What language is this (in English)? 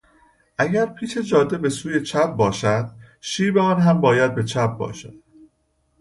Persian